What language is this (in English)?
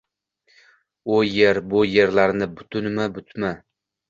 Uzbek